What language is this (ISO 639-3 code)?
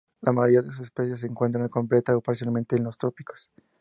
spa